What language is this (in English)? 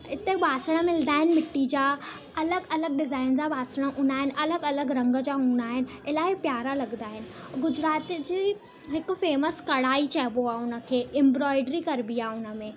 Sindhi